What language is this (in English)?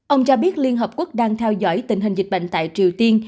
Vietnamese